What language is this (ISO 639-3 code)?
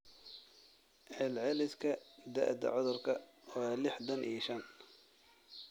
som